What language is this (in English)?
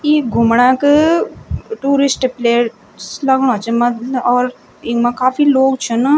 Garhwali